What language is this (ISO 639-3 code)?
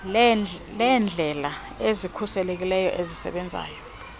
xho